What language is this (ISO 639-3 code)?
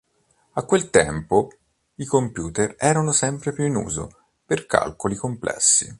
ita